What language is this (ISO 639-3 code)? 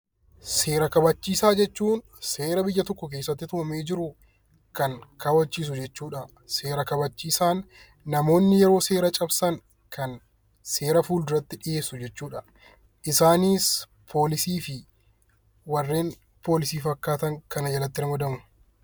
orm